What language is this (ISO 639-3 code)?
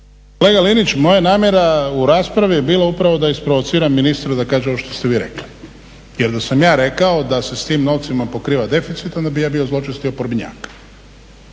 hrv